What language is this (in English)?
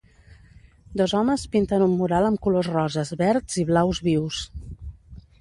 Catalan